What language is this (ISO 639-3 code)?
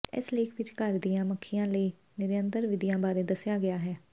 pan